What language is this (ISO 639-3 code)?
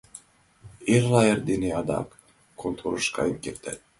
chm